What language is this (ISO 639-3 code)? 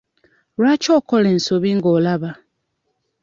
lug